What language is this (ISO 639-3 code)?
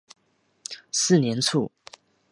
zho